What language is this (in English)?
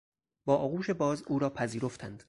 Persian